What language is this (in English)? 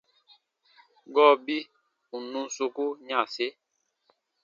Baatonum